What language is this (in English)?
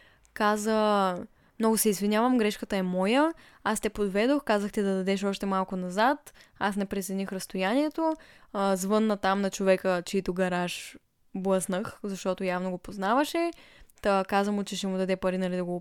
Bulgarian